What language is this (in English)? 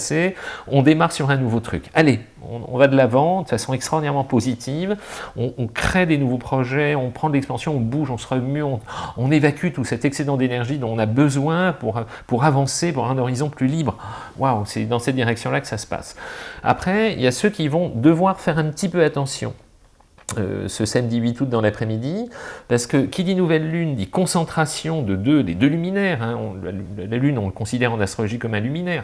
French